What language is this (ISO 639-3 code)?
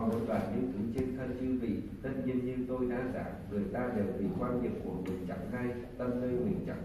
vie